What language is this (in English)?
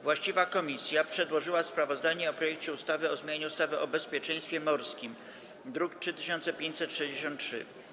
Polish